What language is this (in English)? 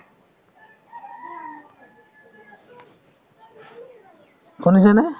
Assamese